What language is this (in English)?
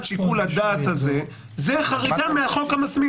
Hebrew